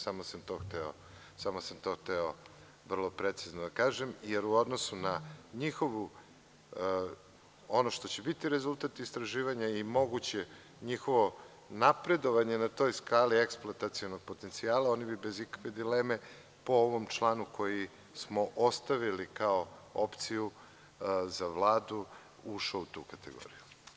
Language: Serbian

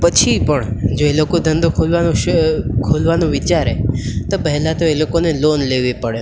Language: Gujarati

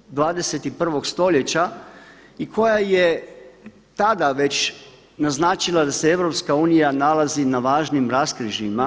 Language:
Croatian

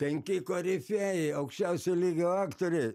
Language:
Lithuanian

